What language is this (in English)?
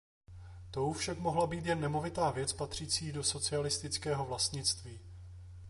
Czech